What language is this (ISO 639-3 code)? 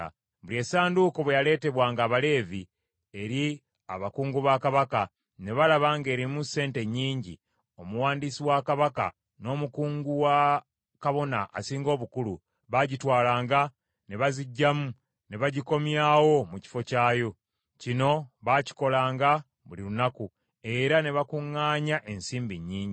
lug